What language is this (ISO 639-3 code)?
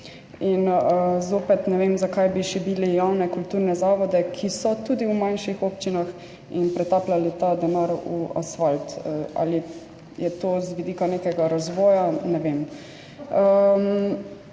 slv